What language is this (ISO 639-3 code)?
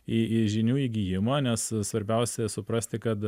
lit